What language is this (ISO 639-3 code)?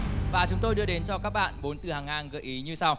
vie